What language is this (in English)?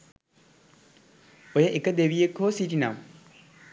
Sinhala